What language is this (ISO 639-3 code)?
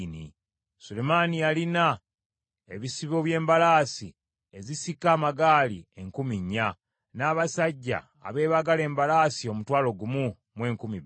lug